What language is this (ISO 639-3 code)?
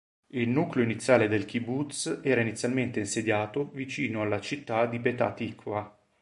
ita